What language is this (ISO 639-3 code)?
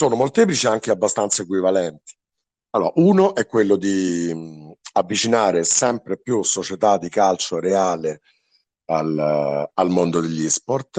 ita